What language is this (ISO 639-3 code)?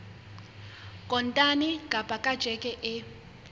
sot